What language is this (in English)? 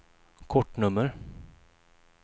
Swedish